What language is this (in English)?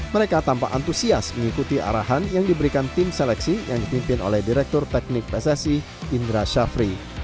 Indonesian